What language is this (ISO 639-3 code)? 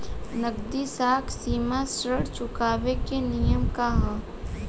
bho